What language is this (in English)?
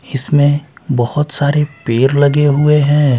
Hindi